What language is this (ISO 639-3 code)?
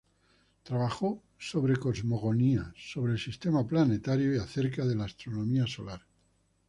spa